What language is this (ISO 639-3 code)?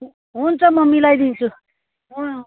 nep